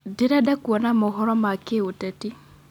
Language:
Kikuyu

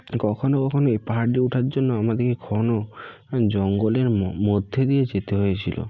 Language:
Bangla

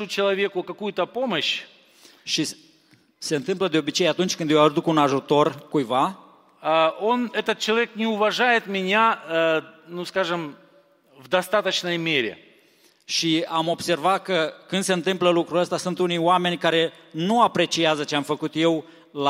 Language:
Romanian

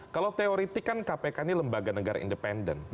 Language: Indonesian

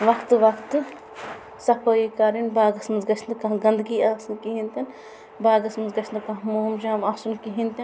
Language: Kashmiri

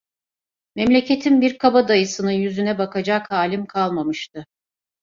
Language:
Turkish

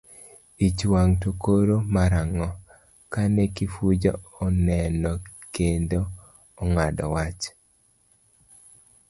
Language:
Luo (Kenya and Tanzania)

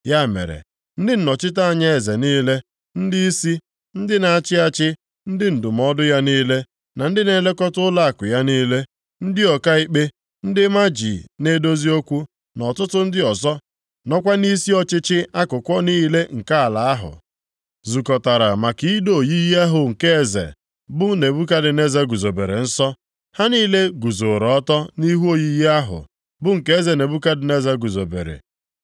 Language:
Igbo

